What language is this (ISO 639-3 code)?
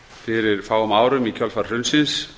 isl